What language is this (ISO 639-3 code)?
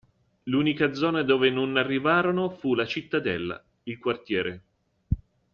ita